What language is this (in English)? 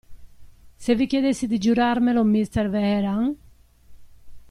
Italian